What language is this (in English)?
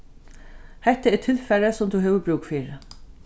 Faroese